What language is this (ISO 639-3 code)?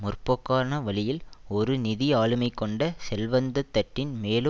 tam